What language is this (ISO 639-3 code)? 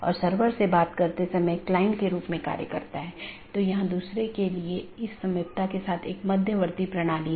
hin